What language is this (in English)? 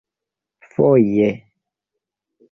Esperanto